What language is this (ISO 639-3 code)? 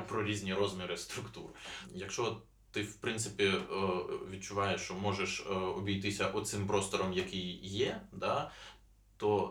ukr